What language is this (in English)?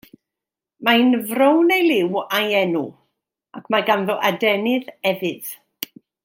Welsh